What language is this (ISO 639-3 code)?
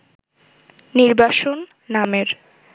ben